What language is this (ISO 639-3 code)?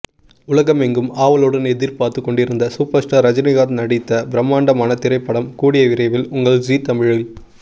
tam